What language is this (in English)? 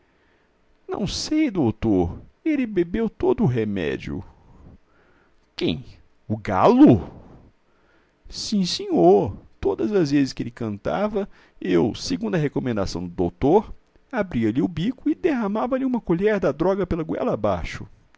Portuguese